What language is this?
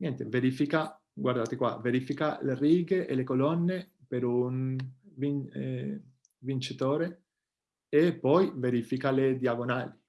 Italian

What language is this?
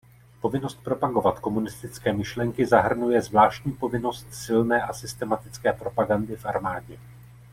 Czech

